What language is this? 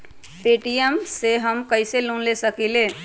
Magahi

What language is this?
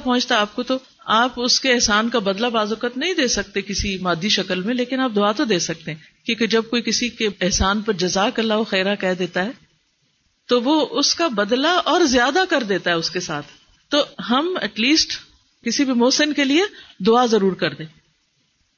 Urdu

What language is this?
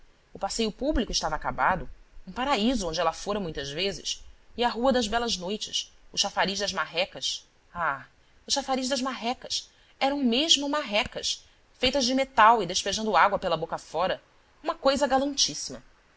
Portuguese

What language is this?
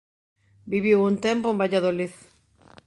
Galician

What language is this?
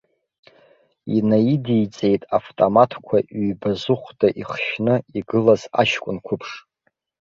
Abkhazian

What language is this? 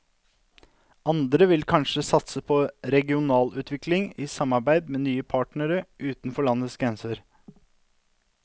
Norwegian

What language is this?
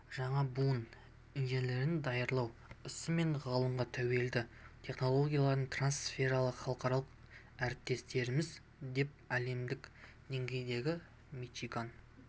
Kazakh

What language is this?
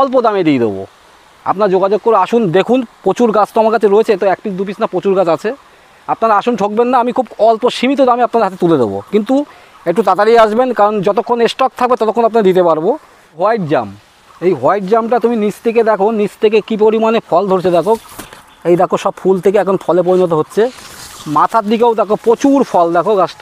Bangla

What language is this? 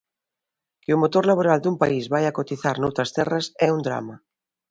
Galician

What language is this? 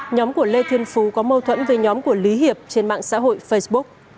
Vietnamese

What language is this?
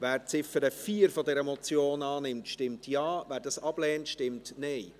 Swiss German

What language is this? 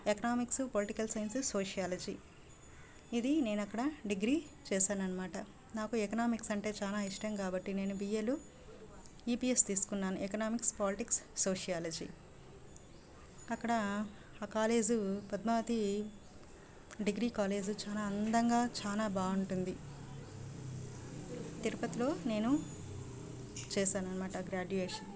Telugu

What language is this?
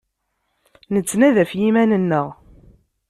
Kabyle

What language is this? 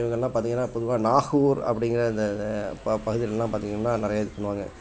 Tamil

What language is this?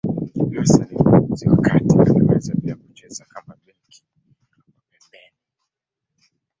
Swahili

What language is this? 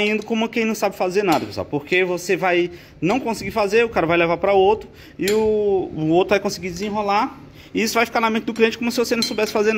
Portuguese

